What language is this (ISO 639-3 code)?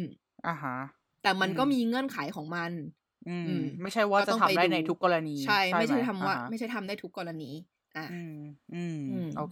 tha